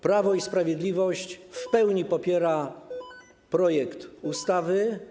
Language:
Polish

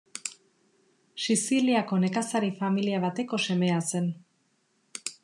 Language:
Basque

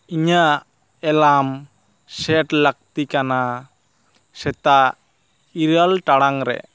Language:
Santali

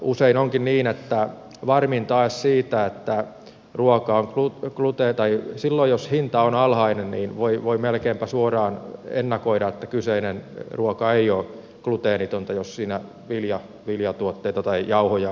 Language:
Finnish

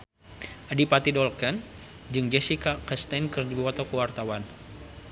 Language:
Sundanese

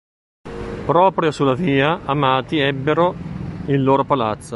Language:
Italian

